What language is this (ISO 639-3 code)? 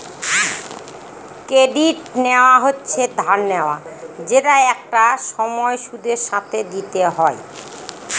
ben